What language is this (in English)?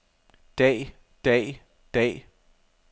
Danish